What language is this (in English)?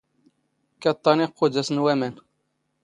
Standard Moroccan Tamazight